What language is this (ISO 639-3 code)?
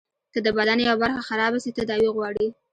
pus